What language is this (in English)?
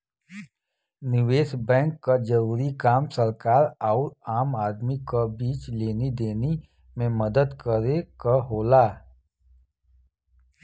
Bhojpuri